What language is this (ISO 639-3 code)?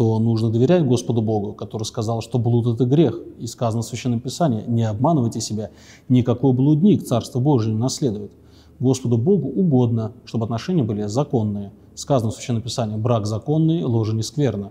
rus